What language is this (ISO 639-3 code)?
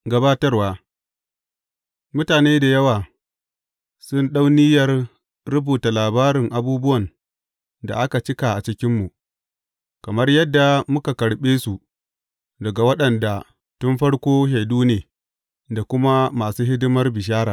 hau